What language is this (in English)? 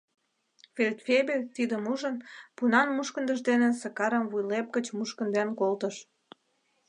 Mari